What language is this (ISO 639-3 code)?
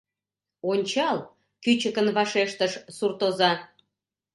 chm